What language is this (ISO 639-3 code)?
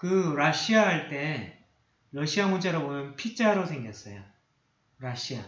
kor